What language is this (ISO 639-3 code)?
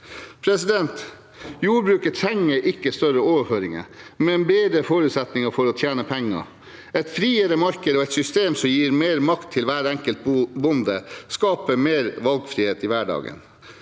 nor